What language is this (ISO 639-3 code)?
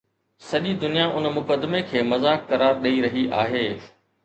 snd